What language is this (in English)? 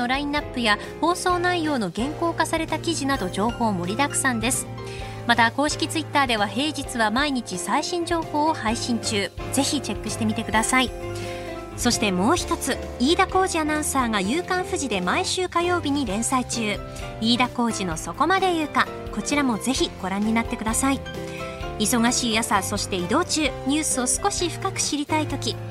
Japanese